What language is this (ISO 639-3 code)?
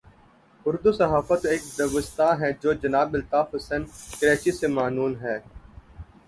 urd